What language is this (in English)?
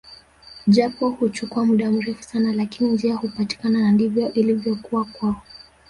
Swahili